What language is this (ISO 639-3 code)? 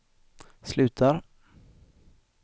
swe